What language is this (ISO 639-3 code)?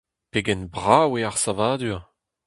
bre